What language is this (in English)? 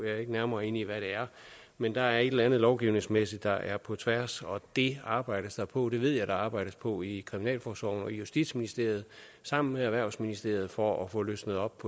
Danish